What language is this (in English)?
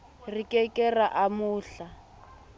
Southern Sotho